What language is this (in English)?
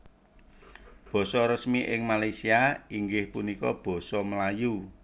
Javanese